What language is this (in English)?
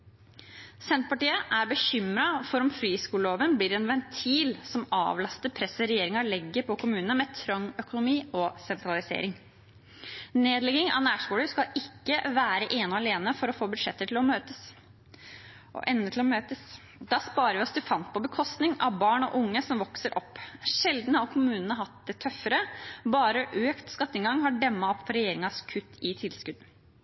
Norwegian Bokmål